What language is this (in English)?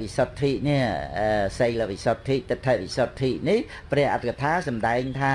Vietnamese